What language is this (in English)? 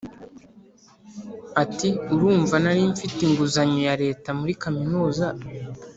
Kinyarwanda